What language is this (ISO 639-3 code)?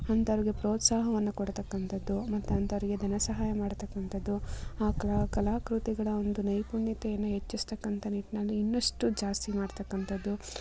kan